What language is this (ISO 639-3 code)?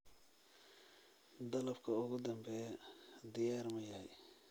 som